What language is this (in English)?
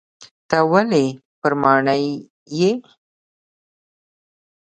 Pashto